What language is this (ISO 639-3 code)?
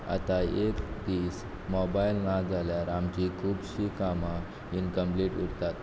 kok